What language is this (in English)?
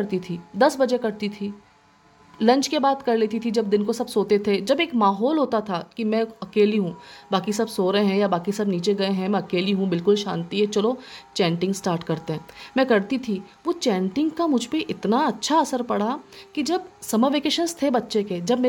Hindi